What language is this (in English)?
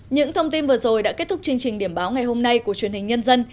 Vietnamese